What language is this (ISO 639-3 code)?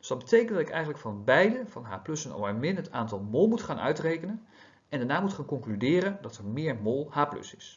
nld